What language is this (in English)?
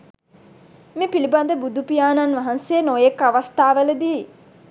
Sinhala